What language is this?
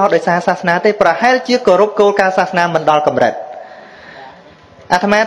Vietnamese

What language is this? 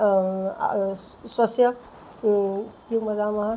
Sanskrit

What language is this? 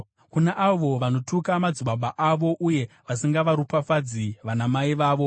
Shona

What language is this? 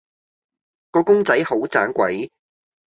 Cantonese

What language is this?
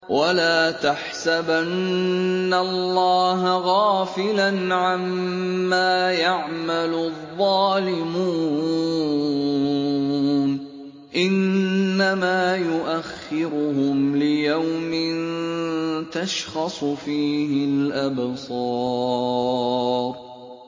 Arabic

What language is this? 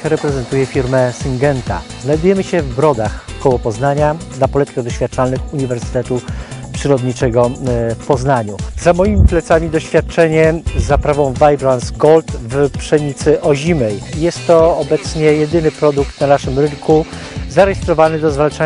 Polish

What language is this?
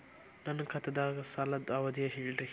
Kannada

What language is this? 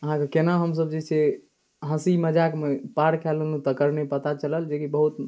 Maithili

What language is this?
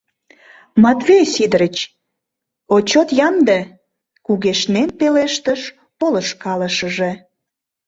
Mari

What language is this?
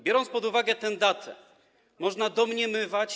Polish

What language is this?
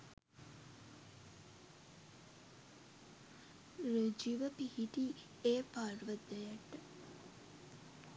Sinhala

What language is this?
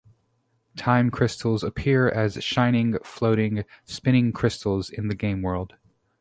English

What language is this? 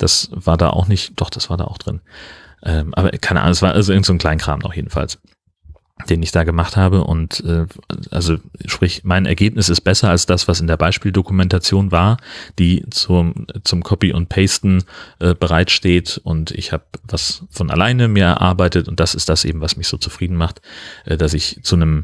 German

